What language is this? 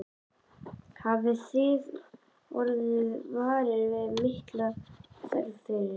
Icelandic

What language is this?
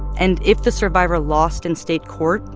English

